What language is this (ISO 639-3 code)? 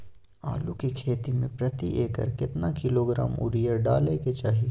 mai